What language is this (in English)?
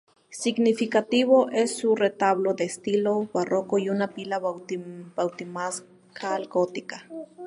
Spanish